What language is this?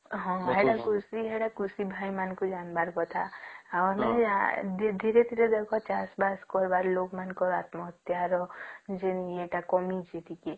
Odia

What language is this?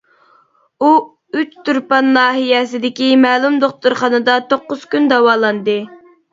Uyghur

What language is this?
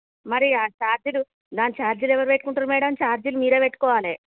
Telugu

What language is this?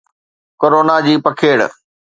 Sindhi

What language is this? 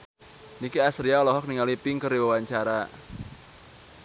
Sundanese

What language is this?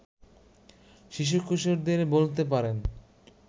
Bangla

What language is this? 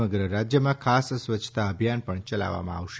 Gujarati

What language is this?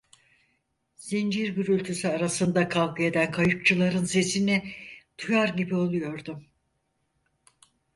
Turkish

